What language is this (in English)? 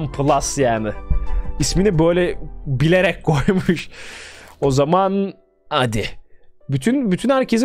Turkish